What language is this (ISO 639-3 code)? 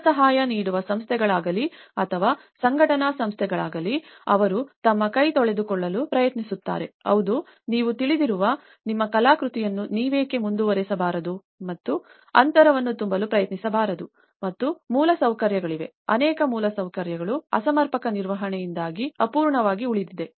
kan